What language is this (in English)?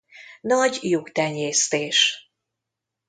Hungarian